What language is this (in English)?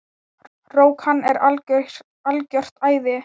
Icelandic